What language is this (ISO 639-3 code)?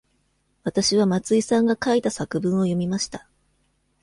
jpn